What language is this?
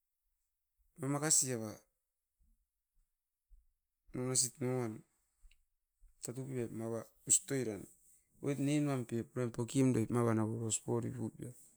Askopan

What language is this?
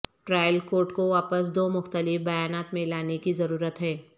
Urdu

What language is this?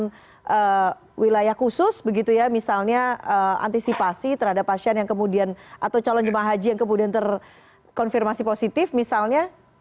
Indonesian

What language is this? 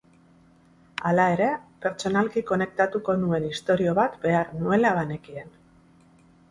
Basque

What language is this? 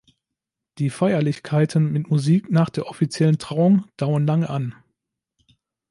German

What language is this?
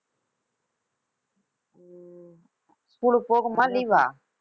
Tamil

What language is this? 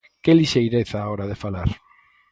Galician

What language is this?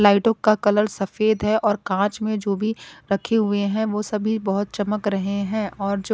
Hindi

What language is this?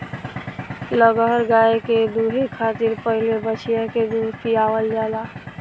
Bhojpuri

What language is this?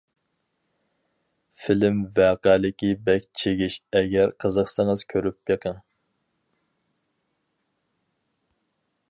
Uyghur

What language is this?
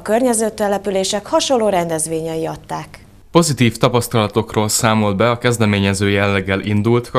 Hungarian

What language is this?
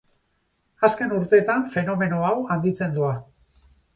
Basque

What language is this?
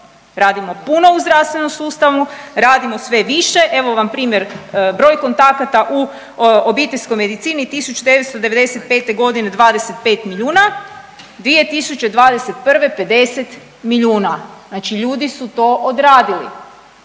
Croatian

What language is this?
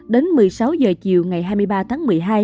Vietnamese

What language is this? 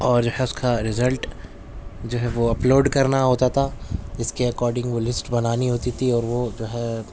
Urdu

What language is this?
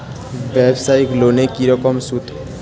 Bangla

